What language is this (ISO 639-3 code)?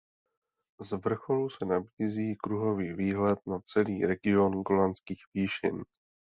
ces